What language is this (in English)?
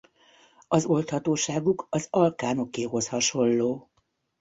Hungarian